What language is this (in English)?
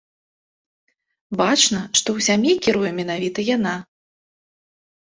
Belarusian